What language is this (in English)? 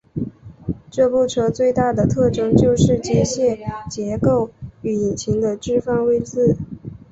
Chinese